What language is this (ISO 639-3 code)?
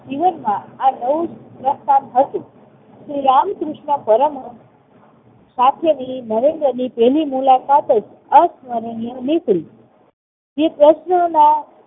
guj